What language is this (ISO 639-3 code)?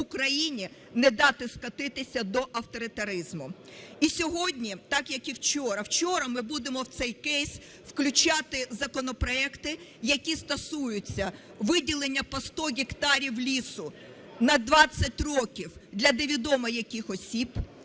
ukr